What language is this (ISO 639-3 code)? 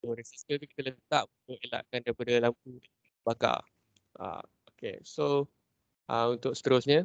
msa